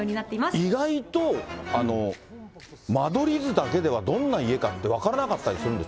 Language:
Japanese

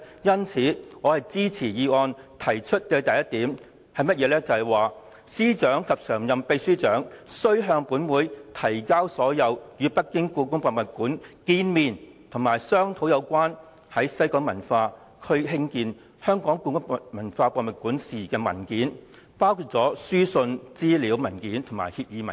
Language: Cantonese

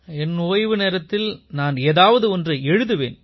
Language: Tamil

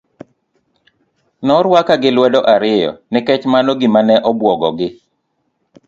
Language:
Luo (Kenya and Tanzania)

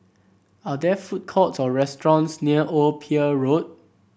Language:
English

